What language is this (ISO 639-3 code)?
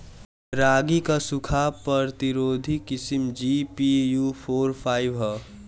bho